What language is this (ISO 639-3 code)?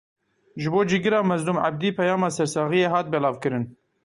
kur